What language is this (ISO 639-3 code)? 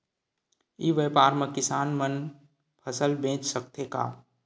hne